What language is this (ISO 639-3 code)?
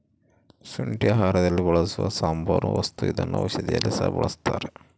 kan